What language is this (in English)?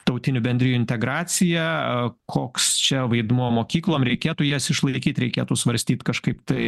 Lithuanian